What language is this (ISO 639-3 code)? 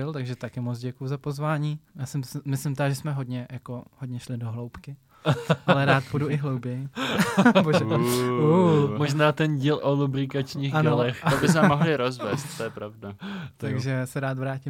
ces